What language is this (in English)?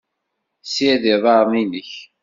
Kabyle